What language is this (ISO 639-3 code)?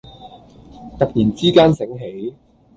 yue